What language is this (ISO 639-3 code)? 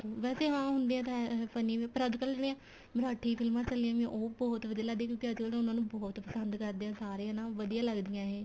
pan